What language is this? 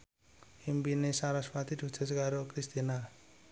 Javanese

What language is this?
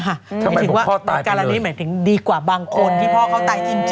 Thai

